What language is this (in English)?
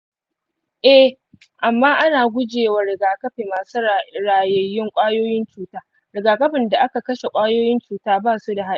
Hausa